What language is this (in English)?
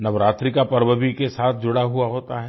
Hindi